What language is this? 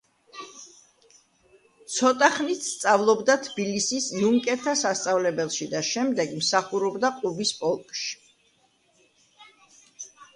Georgian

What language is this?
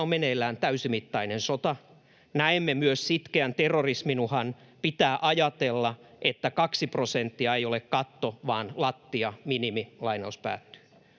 Finnish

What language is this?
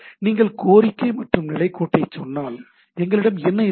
Tamil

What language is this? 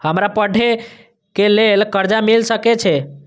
Maithili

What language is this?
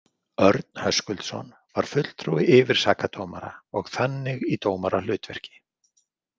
Icelandic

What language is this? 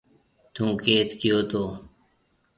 Marwari (Pakistan)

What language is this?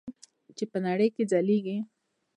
Pashto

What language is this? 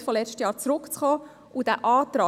Swiss German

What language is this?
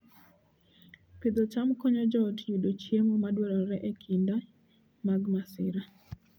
Luo (Kenya and Tanzania)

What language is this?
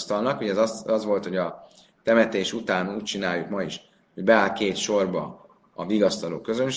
Hungarian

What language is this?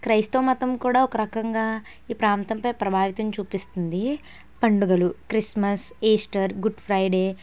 Telugu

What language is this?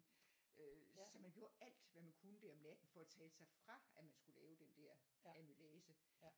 Danish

